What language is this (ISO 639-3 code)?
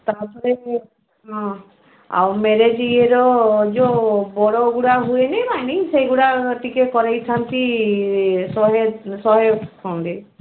ori